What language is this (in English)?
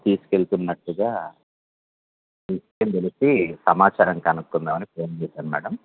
Telugu